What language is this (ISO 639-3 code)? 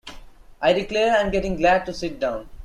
eng